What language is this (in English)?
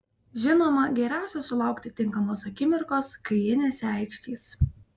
Lithuanian